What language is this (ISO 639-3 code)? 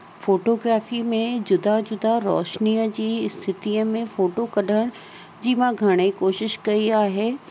snd